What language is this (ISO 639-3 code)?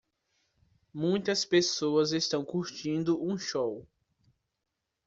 por